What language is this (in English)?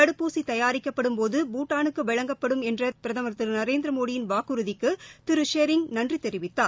Tamil